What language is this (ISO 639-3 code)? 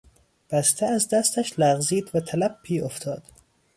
fas